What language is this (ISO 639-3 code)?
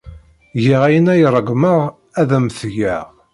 kab